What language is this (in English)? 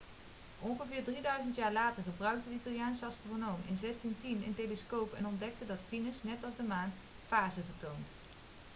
Dutch